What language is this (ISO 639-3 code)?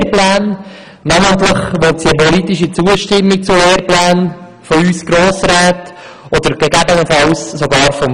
gsw